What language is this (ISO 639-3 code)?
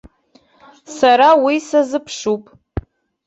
abk